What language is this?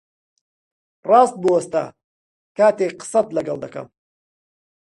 Central Kurdish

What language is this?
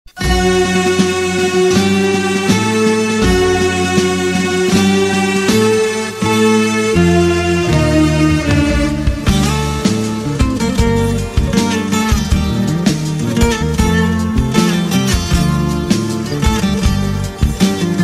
Bulgarian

